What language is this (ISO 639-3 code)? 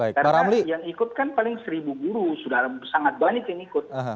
ind